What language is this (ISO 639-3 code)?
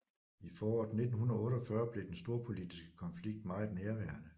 dan